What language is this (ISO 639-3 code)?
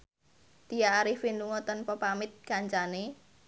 jav